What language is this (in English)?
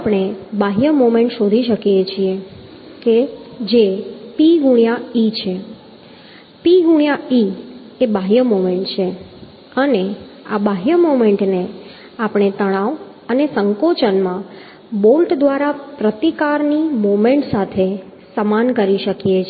Gujarati